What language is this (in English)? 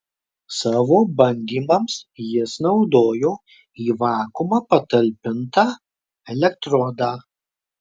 Lithuanian